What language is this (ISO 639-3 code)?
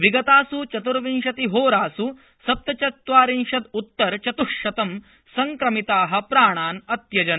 san